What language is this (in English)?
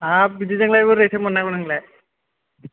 Bodo